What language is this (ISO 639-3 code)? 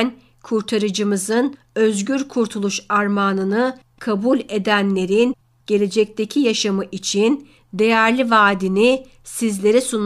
tur